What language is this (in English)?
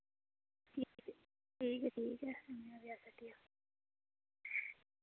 Dogri